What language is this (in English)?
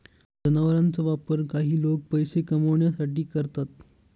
Marathi